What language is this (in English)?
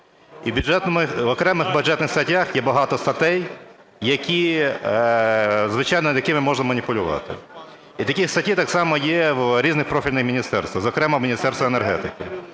Ukrainian